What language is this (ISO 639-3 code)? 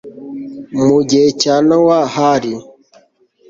kin